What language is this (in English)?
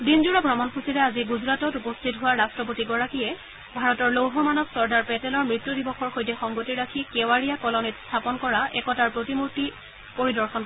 Assamese